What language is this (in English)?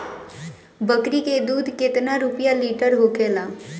Bhojpuri